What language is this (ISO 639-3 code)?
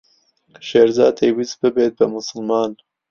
ckb